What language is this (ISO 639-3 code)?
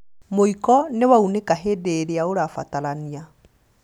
kik